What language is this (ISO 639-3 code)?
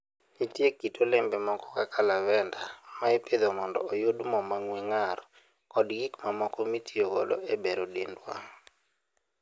luo